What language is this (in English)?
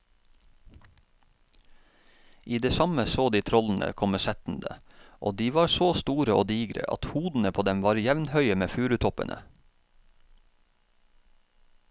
Norwegian